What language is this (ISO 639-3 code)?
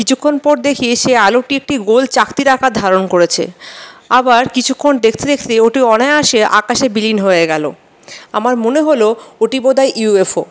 ben